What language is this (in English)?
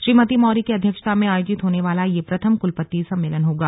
Hindi